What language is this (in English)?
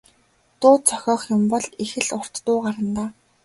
Mongolian